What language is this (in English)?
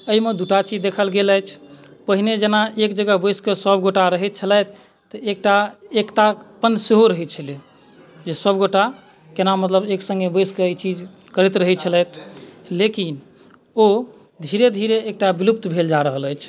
Maithili